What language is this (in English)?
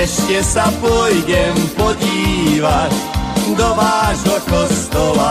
Slovak